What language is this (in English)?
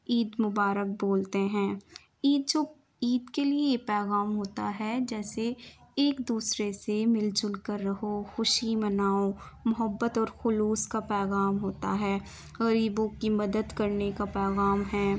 Urdu